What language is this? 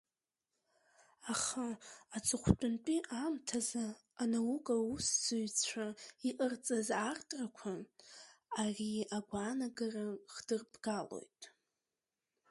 Abkhazian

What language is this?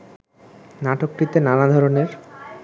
Bangla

